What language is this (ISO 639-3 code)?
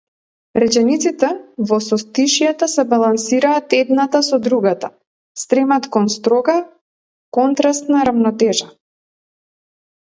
mkd